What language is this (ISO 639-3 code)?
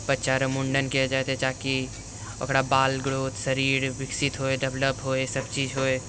mai